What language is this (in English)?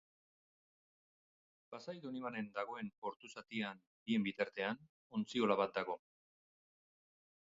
Basque